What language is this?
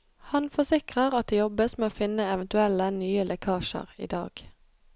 Norwegian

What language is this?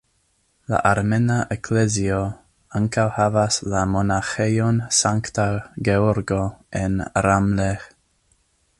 Esperanto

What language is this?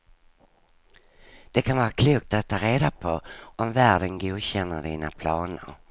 Swedish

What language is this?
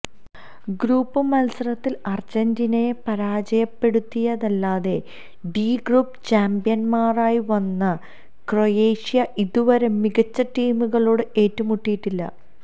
Malayalam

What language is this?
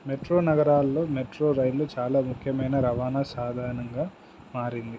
Telugu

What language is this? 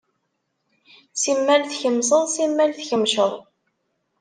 Kabyle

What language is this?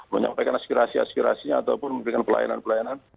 Indonesian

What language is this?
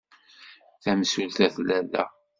Kabyle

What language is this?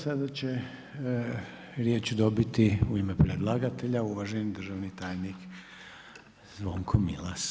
Croatian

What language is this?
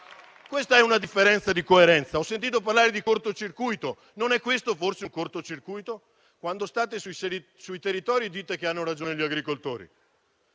Italian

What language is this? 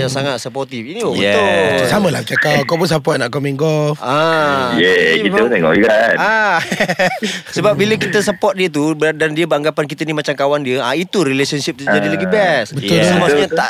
Malay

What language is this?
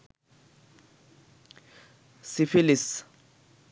Bangla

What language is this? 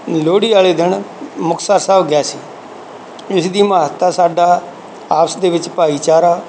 Punjabi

